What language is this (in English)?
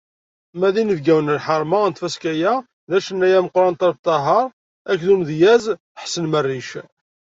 Kabyle